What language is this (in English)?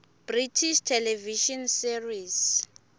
Swati